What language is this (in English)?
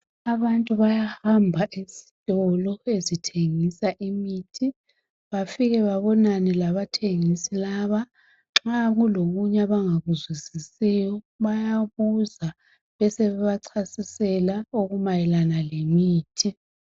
North Ndebele